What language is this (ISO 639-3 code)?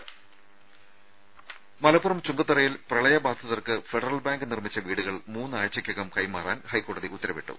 mal